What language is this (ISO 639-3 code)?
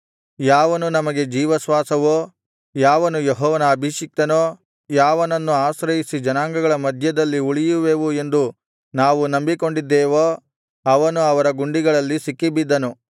kan